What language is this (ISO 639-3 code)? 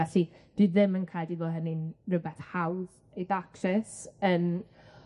cym